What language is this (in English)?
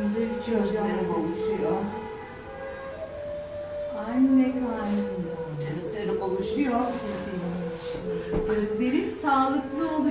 Turkish